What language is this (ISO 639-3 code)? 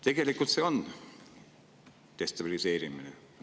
est